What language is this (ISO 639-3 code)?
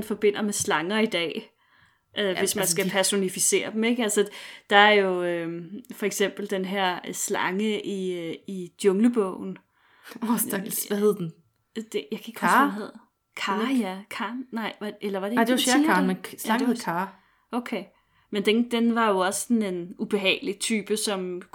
dan